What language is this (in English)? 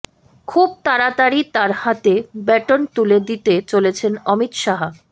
Bangla